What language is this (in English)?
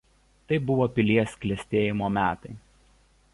Lithuanian